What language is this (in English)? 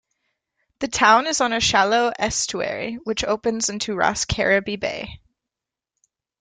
English